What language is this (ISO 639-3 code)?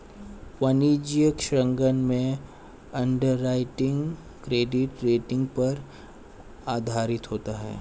hin